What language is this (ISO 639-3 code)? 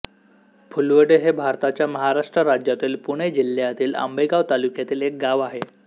mar